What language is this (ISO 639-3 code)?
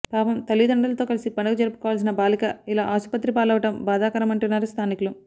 tel